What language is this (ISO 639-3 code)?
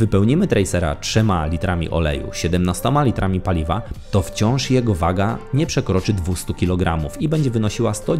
pol